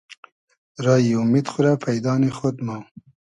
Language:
Hazaragi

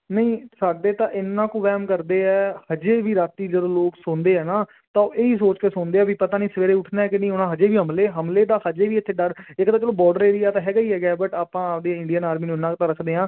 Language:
Punjabi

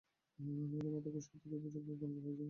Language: Bangla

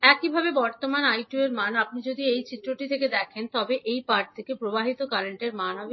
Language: Bangla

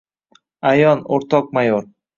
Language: Uzbek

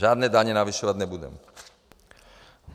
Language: Czech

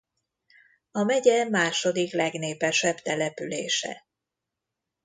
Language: Hungarian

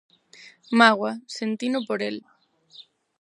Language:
Galician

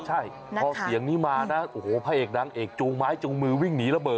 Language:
Thai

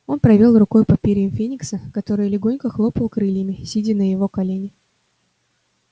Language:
Russian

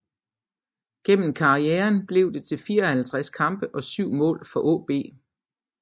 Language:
Danish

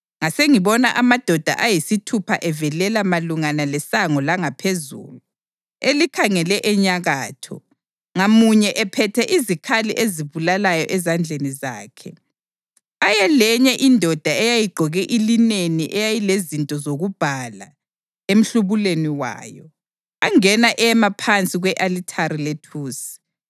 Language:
North Ndebele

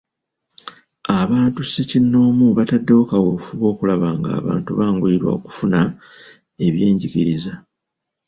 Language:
Ganda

